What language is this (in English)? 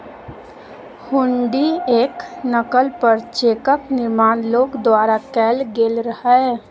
Maithili